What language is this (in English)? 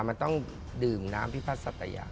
Thai